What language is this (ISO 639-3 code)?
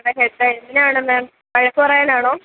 mal